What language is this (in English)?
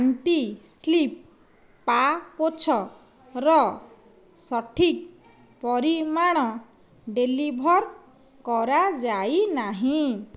Odia